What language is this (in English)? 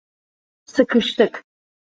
Turkish